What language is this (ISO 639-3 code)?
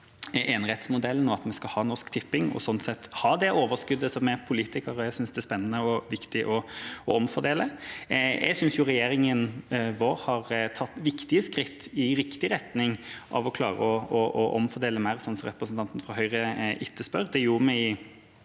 nor